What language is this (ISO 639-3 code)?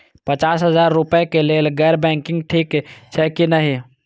mai